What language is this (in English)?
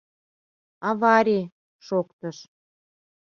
Mari